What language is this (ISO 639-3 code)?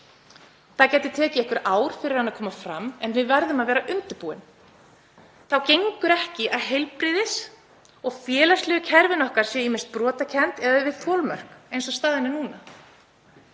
isl